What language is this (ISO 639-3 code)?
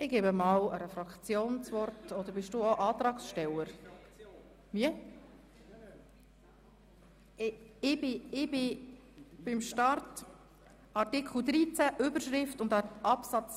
gsw